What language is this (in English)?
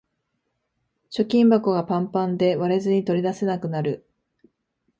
Japanese